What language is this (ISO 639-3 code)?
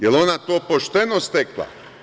srp